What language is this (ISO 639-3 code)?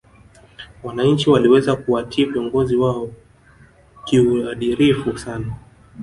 swa